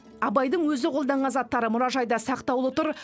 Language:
Kazakh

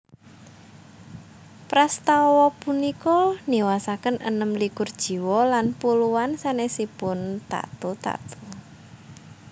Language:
Javanese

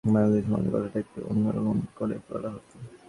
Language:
Bangla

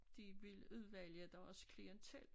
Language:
Danish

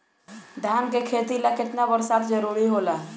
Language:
Bhojpuri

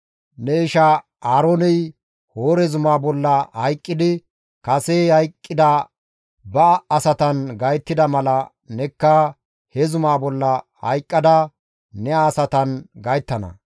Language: Gamo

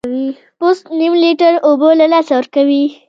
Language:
Pashto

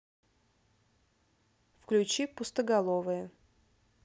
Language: Russian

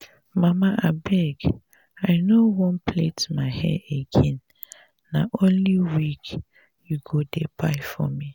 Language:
Nigerian Pidgin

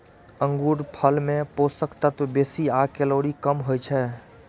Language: Maithili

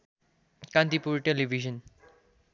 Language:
Nepali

